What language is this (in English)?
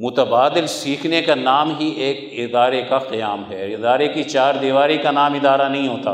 Urdu